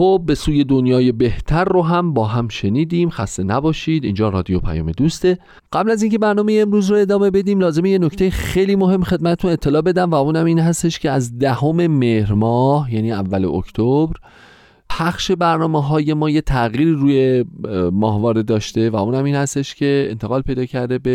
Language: Persian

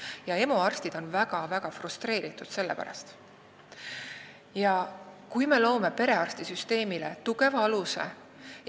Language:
Estonian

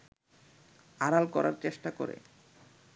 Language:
Bangla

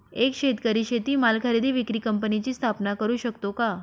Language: Marathi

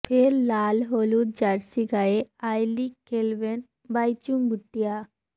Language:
Bangla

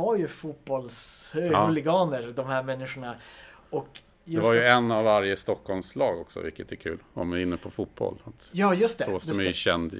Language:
Swedish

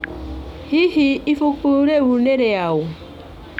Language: Kikuyu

